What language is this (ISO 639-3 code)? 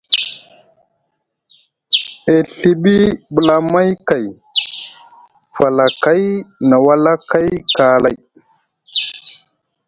mug